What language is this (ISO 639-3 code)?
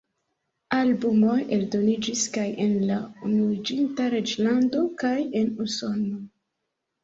epo